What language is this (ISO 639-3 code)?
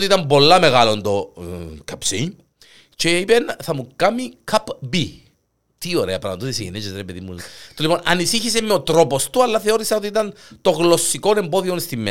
ell